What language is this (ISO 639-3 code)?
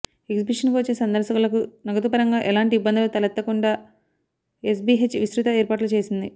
tel